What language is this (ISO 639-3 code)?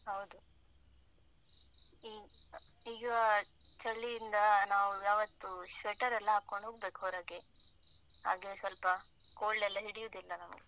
kan